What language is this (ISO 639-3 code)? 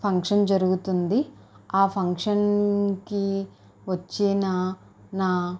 tel